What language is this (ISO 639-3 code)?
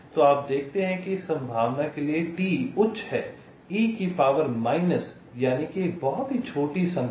hin